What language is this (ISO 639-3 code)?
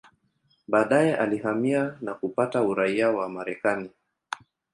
swa